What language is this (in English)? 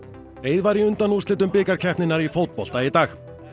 Icelandic